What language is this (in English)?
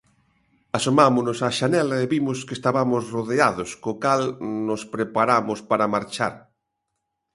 Galician